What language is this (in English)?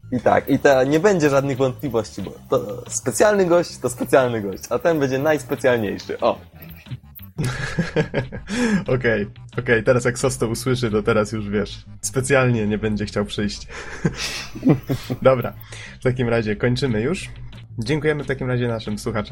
Polish